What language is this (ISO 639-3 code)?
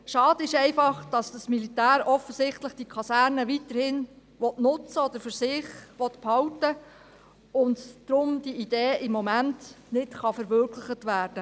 gsw